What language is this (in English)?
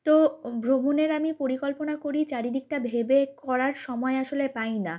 Bangla